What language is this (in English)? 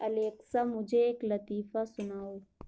Urdu